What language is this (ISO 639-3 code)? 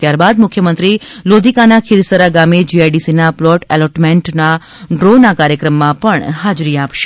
guj